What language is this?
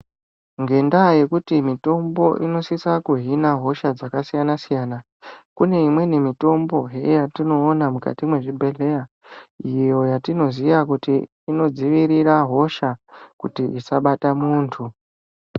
Ndau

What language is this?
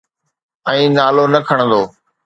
Sindhi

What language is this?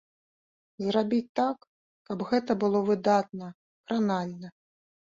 Belarusian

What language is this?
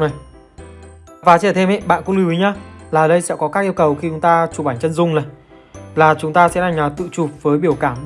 Vietnamese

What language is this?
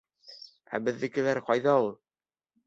Bashkir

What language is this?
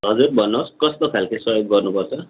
Nepali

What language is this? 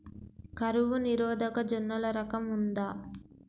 Telugu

